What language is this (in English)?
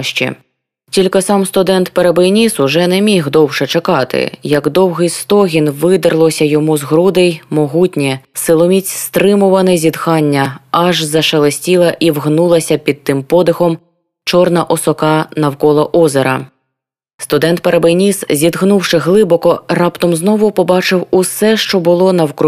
Ukrainian